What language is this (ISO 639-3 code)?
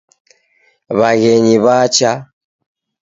dav